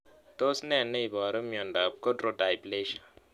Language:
Kalenjin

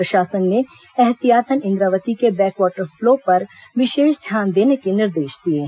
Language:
Hindi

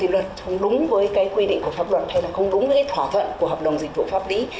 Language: Vietnamese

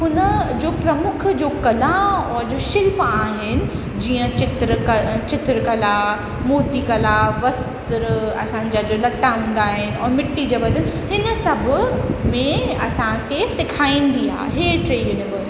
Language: Sindhi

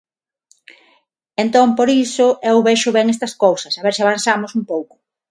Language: Galician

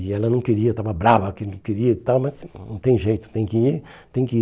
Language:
Portuguese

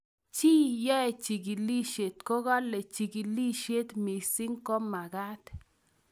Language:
Kalenjin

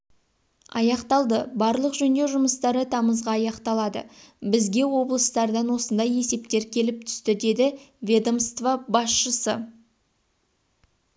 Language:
Kazakh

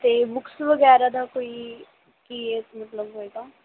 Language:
Punjabi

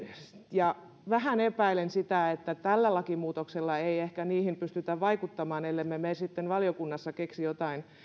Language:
Finnish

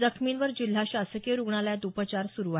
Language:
Marathi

